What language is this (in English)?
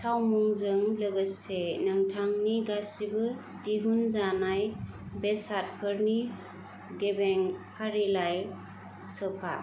Bodo